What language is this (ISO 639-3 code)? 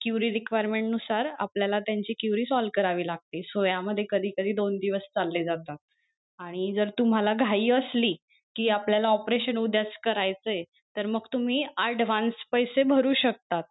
mar